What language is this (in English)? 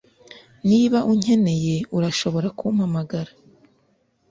Kinyarwanda